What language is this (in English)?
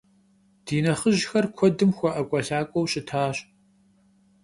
Kabardian